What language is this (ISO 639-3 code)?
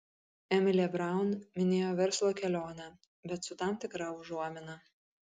lit